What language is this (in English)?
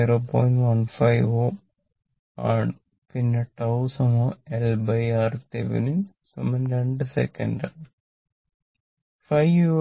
Malayalam